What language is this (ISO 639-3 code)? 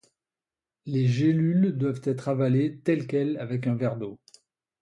fra